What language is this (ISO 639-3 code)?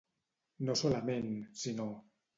cat